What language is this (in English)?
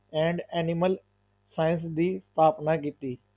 Punjabi